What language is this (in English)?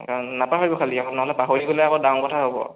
Assamese